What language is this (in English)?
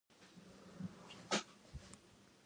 Spanish